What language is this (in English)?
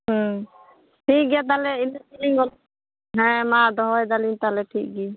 Santali